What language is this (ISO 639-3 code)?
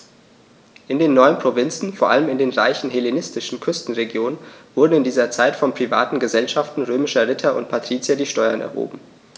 deu